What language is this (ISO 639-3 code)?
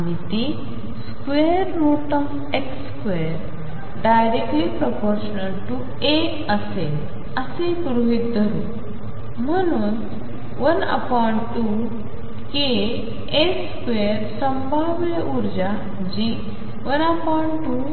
mar